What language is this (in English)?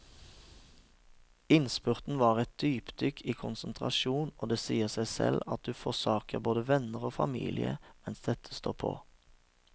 Norwegian